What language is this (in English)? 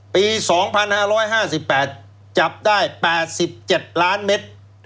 Thai